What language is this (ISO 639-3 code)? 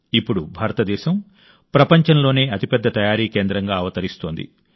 tel